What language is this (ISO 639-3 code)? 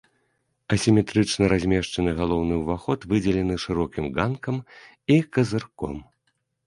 bel